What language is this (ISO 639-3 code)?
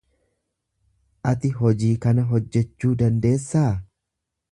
orm